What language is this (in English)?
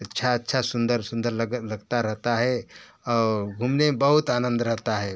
Hindi